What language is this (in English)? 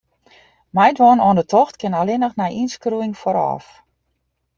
Western Frisian